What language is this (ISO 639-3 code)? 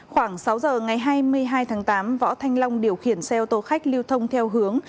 vie